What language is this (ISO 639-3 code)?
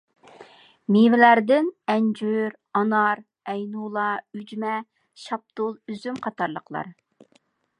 uig